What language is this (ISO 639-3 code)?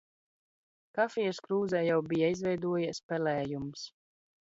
lav